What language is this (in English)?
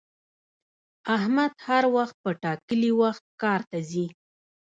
Pashto